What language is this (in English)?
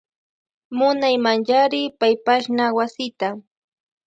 Loja Highland Quichua